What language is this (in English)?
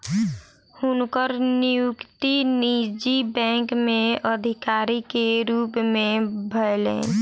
Maithili